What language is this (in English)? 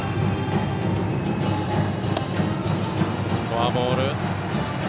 Japanese